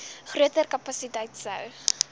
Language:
Afrikaans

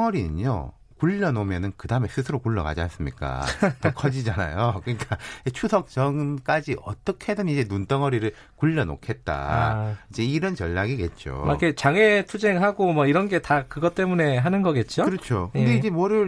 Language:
Korean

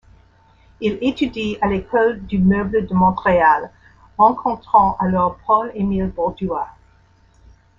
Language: French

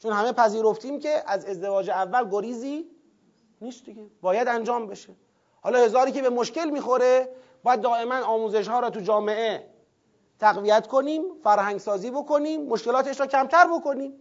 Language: Persian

